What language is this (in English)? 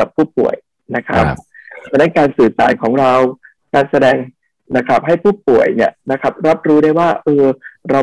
Thai